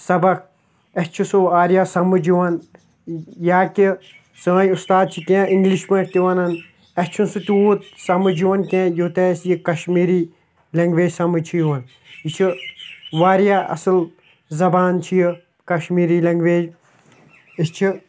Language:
Kashmiri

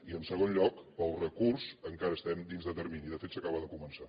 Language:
Catalan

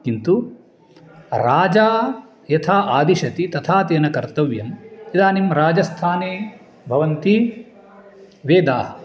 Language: Sanskrit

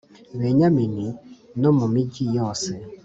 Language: Kinyarwanda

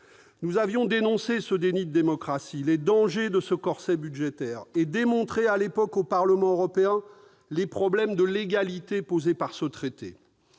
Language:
French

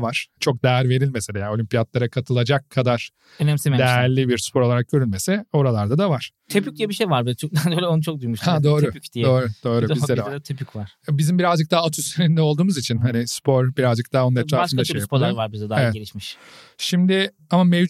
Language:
Turkish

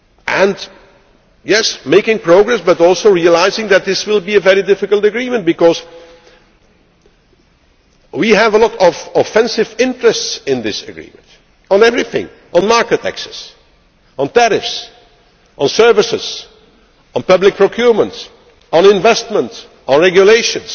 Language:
English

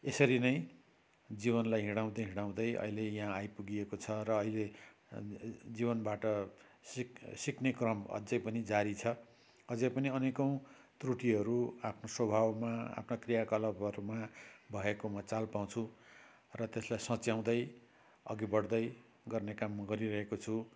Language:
Nepali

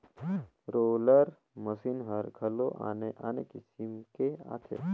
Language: Chhattisgarhi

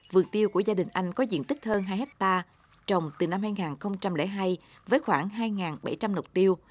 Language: Vietnamese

